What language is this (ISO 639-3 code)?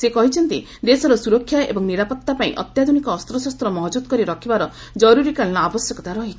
ori